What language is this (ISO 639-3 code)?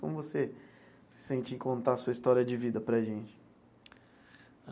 por